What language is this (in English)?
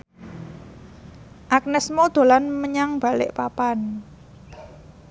Javanese